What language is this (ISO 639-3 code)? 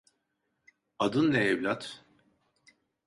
tur